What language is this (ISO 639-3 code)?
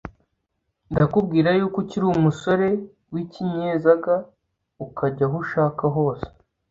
kin